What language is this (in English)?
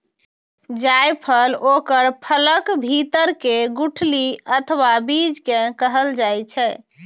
Maithili